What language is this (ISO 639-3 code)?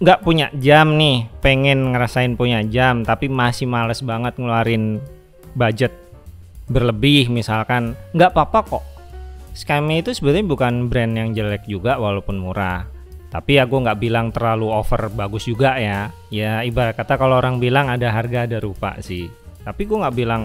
ind